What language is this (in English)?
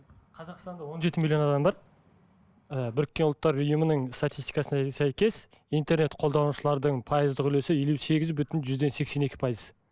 Kazakh